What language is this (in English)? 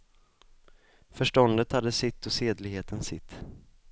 Swedish